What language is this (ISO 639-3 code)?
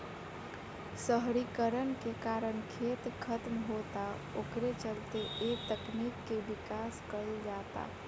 bho